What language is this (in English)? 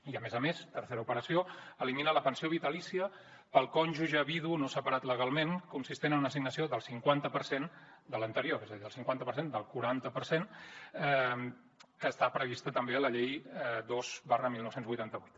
Catalan